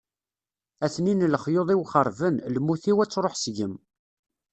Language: Kabyle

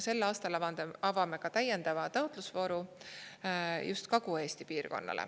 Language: Estonian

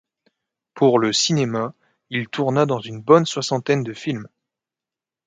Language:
French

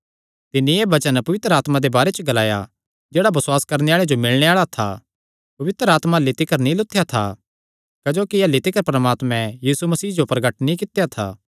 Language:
Kangri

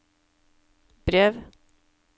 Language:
Norwegian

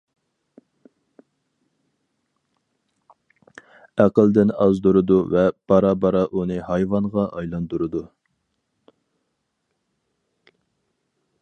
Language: Uyghur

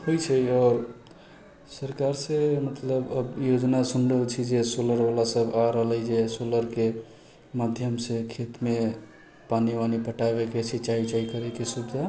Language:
Maithili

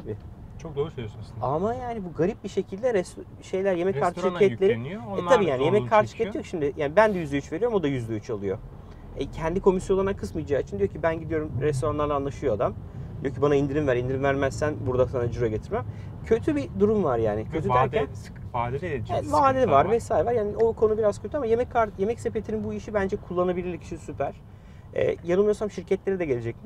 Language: Turkish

